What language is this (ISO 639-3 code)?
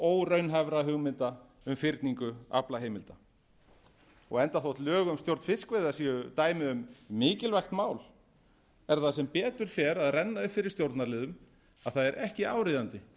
isl